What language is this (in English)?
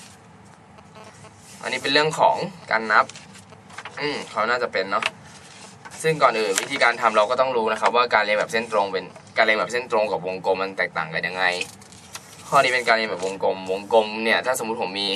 Thai